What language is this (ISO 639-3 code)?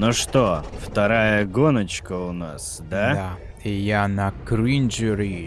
rus